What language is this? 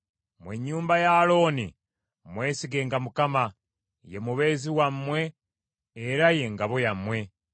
Ganda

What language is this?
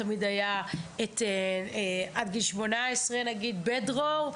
Hebrew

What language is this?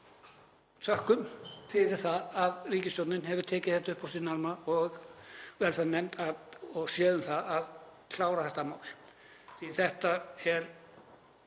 Icelandic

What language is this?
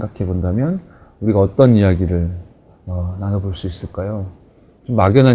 Korean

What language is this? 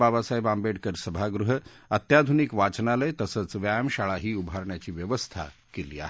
Marathi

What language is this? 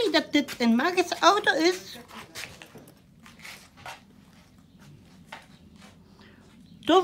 Dutch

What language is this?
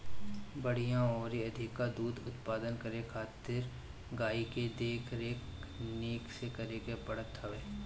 Bhojpuri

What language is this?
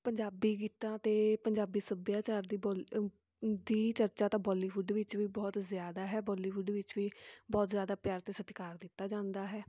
Punjabi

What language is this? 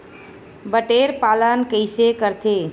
Chhattisgarhi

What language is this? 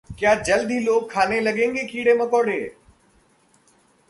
Hindi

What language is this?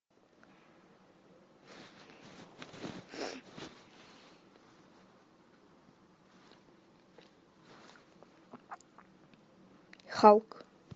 Russian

